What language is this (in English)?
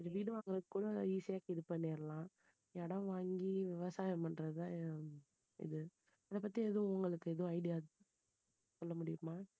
Tamil